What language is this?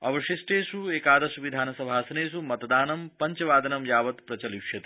Sanskrit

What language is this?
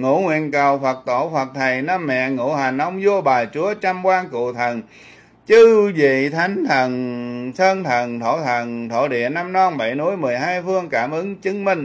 Vietnamese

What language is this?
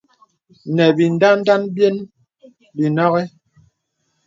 Bebele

